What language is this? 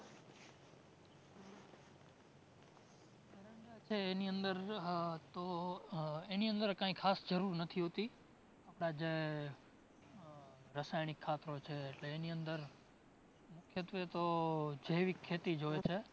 Gujarati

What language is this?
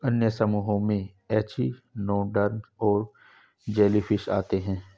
Hindi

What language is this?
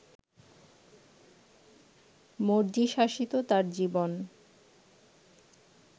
Bangla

